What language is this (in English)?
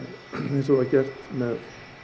Icelandic